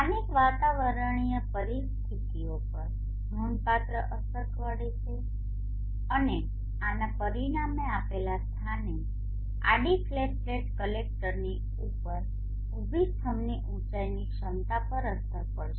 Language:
Gujarati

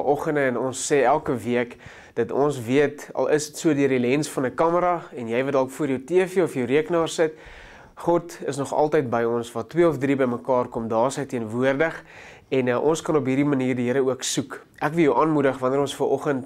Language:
Dutch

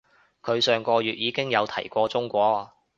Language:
Cantonese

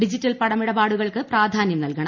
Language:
Malayalam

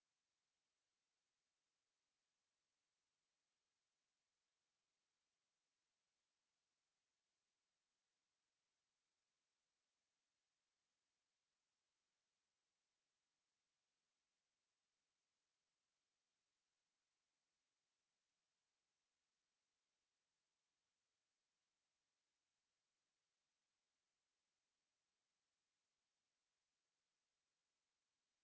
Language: Serer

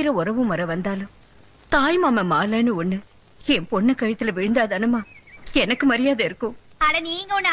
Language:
Tamil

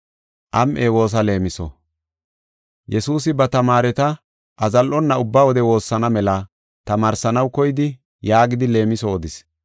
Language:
Gofa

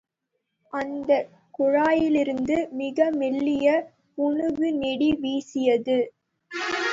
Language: Tamil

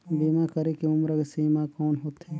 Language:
Chhattisgarhi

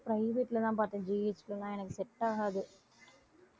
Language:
Tamil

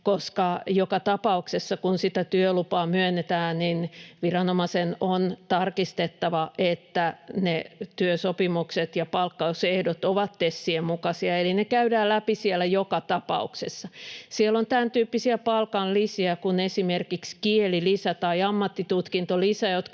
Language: Finnish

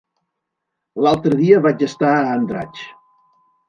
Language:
Catalan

